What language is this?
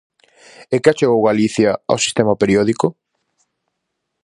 Galician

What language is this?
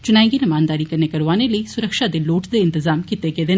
Dogri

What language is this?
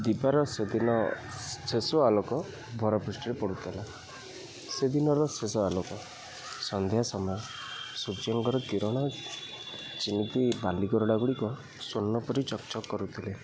Odia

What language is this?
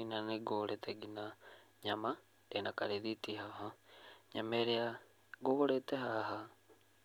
Kikuyu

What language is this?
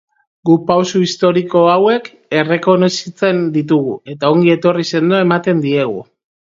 Basque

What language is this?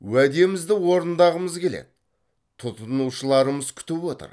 Kazakh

